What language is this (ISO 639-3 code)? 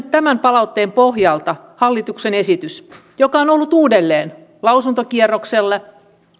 fin